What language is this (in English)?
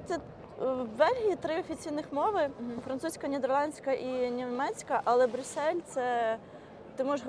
Ukrainian